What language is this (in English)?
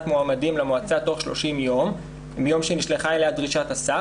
Hebrew